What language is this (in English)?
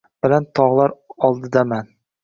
Uzbek